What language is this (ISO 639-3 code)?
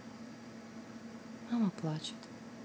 rus